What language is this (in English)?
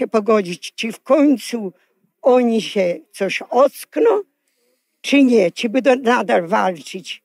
Polish